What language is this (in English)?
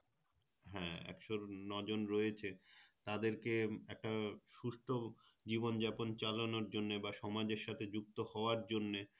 Bangla